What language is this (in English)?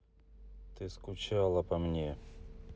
Russian